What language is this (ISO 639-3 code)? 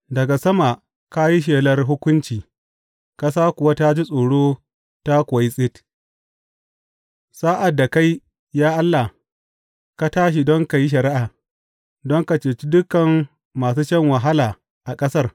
hau